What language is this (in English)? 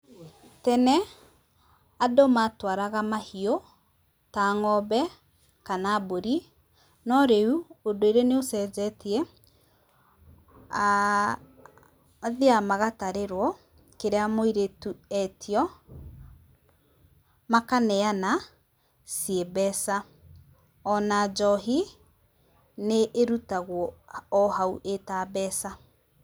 Kikuyu